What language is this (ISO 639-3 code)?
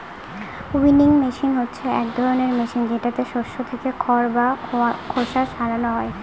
ben